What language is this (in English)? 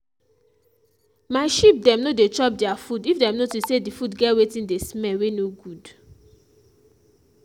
Nigerian Pidgin